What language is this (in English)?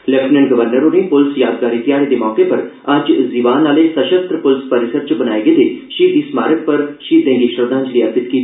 Dogri